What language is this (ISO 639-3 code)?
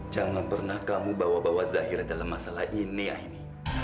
ind